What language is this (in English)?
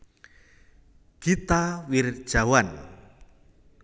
Javanese